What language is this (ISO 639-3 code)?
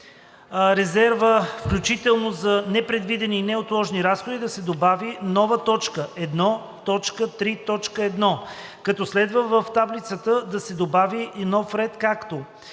bul